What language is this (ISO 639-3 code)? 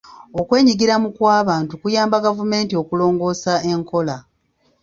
lug